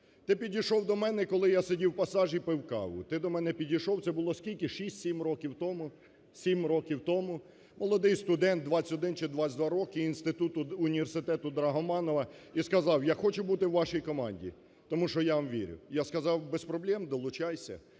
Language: Ukrainian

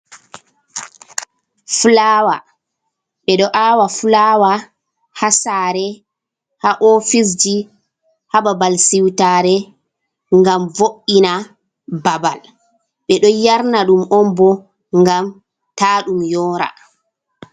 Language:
Fula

